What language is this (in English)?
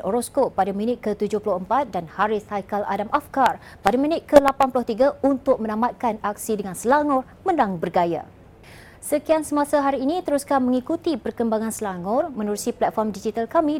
Malay